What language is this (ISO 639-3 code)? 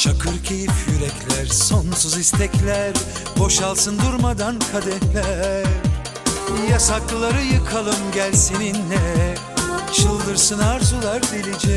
tur